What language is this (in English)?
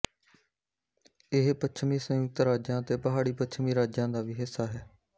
Punjabi